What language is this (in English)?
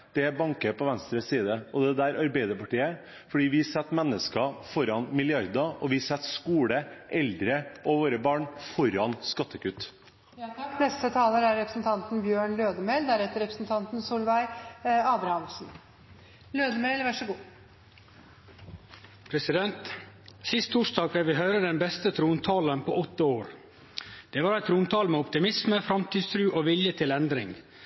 Norwegian